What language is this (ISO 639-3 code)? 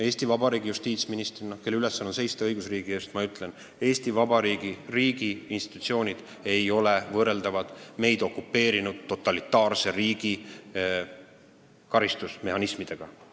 est